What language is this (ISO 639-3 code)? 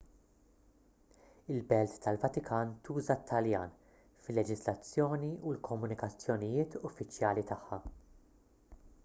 mlt